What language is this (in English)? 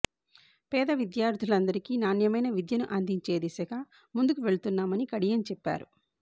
Telugu